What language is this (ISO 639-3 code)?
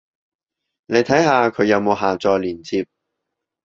yue